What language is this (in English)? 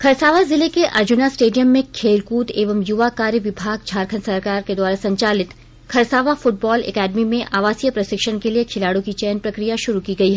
Hindi